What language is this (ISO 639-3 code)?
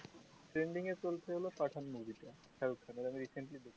ben